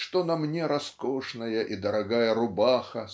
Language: Russian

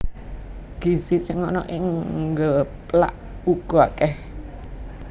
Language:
Javanese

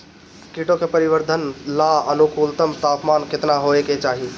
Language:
Bhojpuri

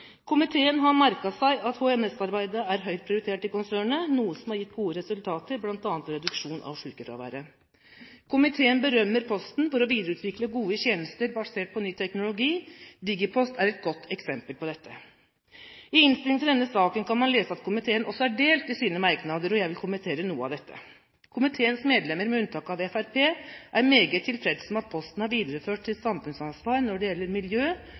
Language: Norwegian Bokmål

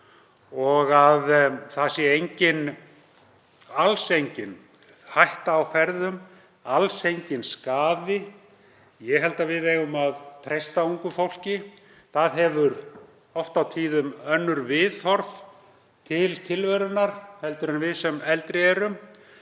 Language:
Icelandic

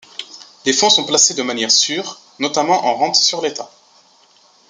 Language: French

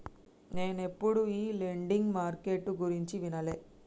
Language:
Telugu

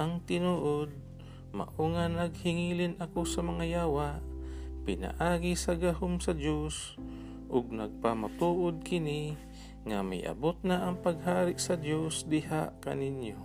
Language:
Filipino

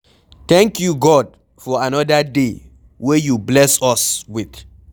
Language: Nigerian Pidgin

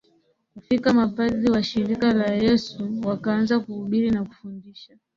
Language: Swahili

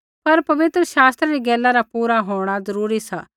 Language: Kullu Pahari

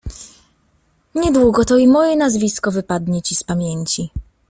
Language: Polish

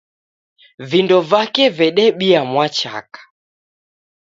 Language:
Taita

